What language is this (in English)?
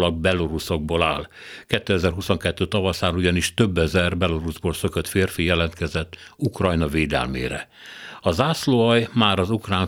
Hungarian